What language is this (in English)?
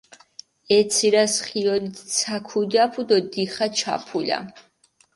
Mingrelian